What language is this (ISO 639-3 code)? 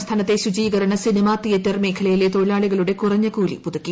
mal